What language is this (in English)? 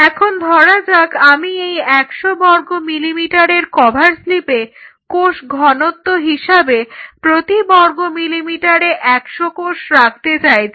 Bangla